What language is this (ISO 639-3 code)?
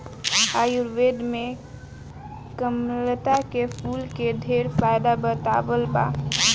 bho